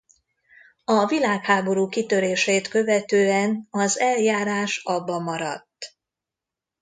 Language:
Hungarian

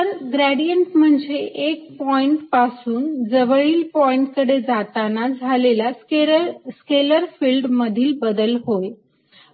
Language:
Marathi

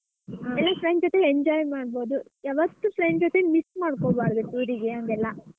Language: Kannada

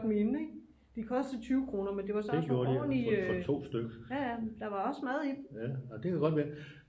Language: Danish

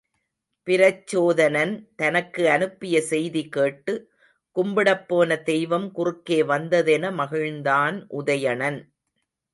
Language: Tamil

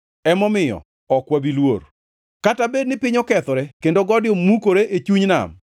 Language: Luo (Kenya and Tanzania)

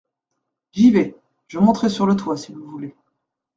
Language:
French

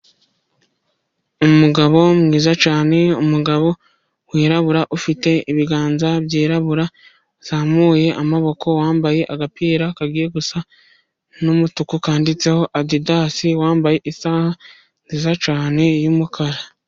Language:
Kinyarwanda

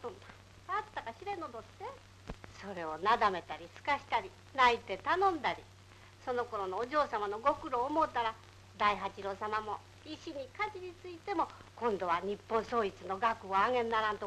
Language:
Japanese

